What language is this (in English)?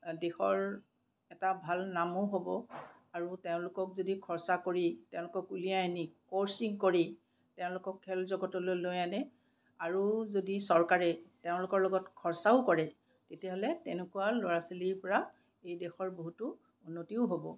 Assamese